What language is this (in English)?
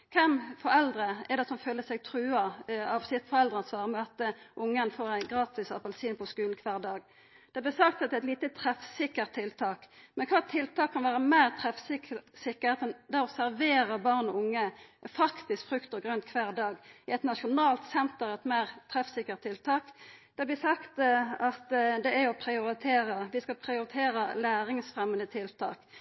Norwegian Nynorsk